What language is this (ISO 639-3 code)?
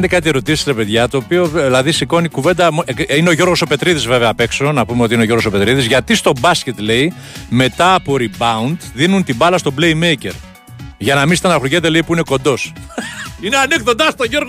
ell